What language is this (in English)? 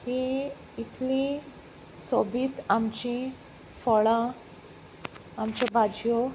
Konkani